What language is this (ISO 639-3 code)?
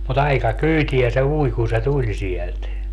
fin